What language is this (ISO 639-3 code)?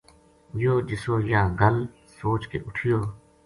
gju